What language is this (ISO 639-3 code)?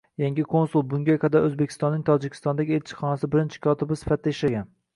uzb